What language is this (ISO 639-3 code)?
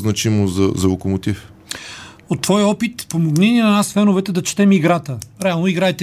bul